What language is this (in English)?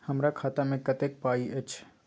Maithili